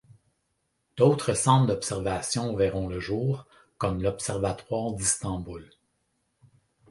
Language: French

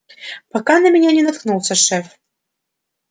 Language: Russian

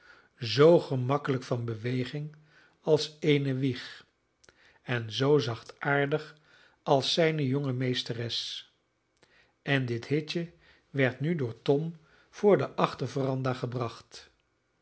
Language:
Dutch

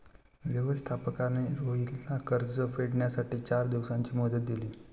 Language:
Marathi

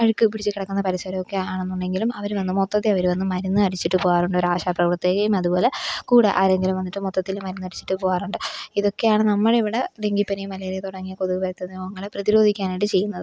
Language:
Malayalam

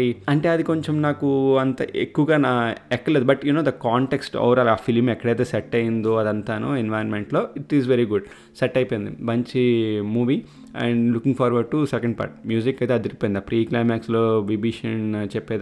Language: Telugu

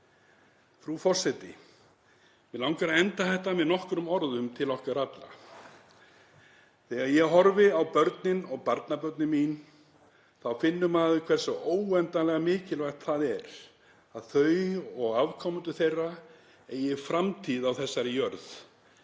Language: Icelandic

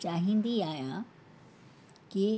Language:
Sindhi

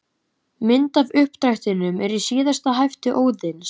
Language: Icelandic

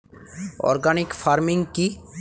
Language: Bangla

